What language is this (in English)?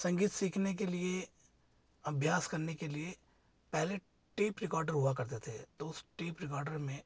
Hindi